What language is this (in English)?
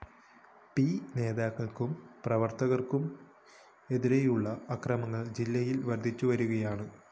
Malayalam